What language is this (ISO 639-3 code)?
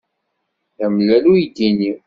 kab